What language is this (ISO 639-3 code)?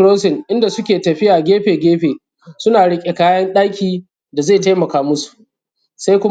hau